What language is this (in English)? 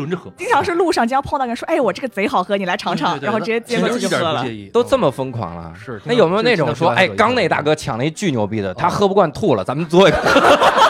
Chinese